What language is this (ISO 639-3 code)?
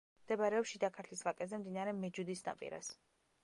kat